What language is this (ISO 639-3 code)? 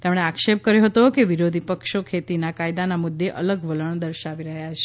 guj